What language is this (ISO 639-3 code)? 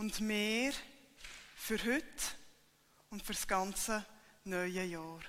deu